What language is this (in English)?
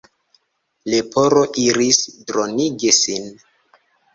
Esperanto